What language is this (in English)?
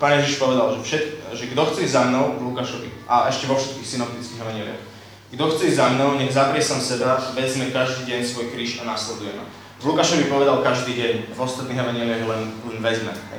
Slovak